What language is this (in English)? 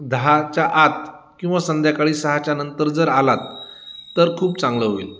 Marathi